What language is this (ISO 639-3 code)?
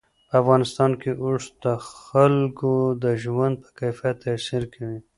pus